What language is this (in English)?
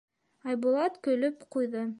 Bashkir